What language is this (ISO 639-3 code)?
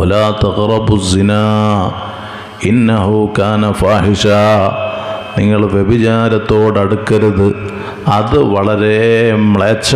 ara